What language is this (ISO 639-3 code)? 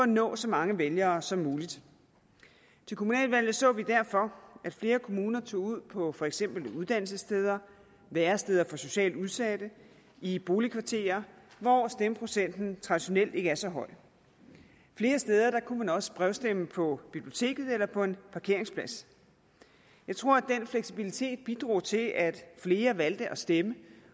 dan